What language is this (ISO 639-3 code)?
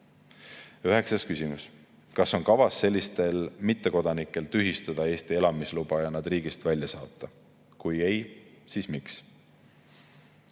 est